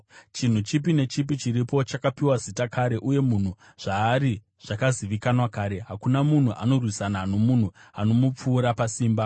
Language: Shona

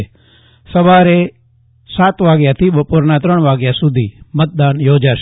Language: Gujarati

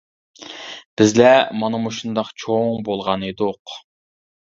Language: Uyghur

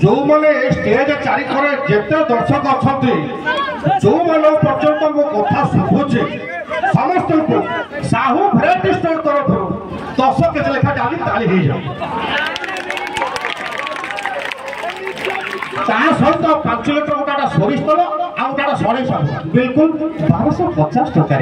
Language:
Thai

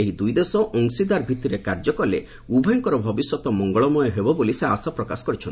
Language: Odia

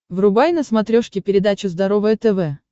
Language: Russian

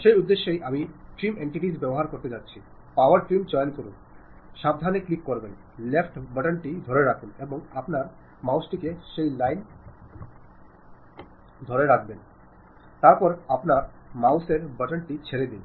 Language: Bangla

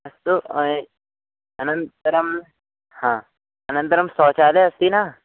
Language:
Sanskrit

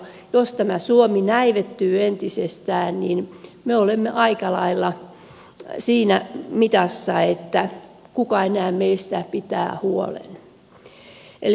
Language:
Finnish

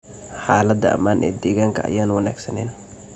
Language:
Somali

